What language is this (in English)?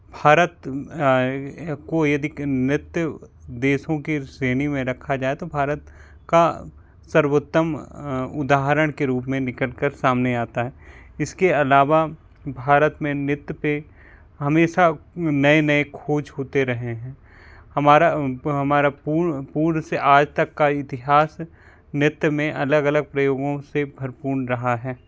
Hindi